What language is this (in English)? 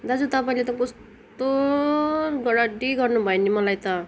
Nepali